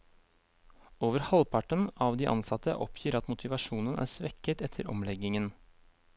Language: Norwegian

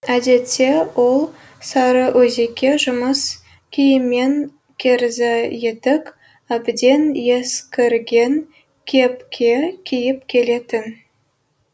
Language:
Kazakh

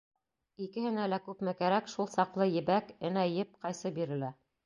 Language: Bashkir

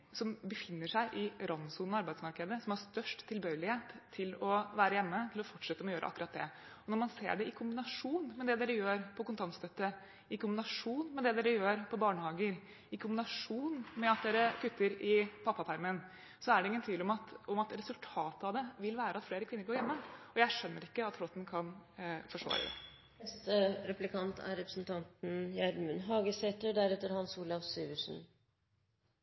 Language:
Norwegian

